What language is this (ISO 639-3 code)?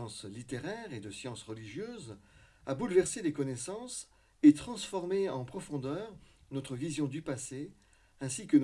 fra